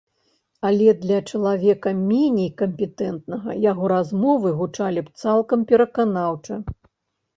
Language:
Belarusian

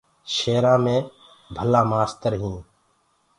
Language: Gurgula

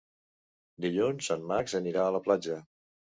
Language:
Catalan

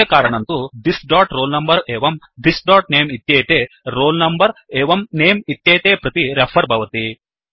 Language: Sanskrit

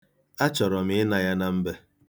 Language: Igbo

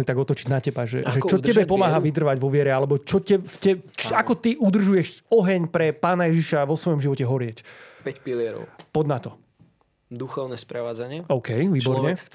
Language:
Slovak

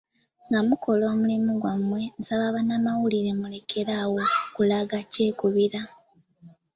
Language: Ganda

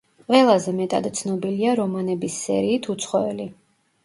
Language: Georgian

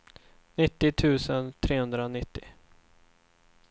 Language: Swedish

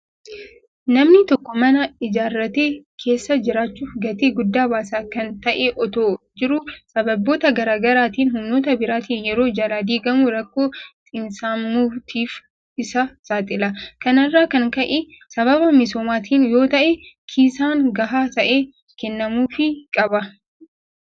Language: Oromo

